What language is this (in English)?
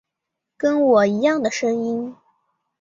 Chinese